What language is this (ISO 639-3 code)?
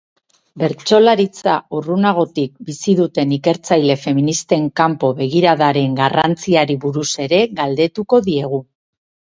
eus